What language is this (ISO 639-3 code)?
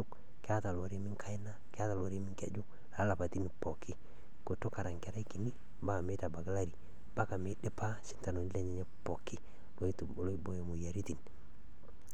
mas